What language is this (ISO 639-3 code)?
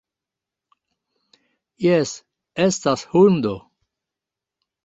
epo